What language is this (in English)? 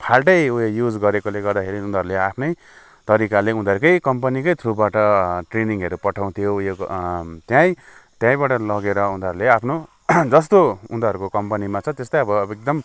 Nepali